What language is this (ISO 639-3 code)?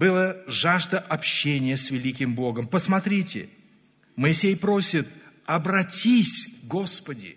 rus